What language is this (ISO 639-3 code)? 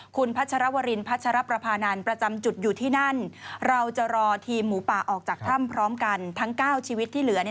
tha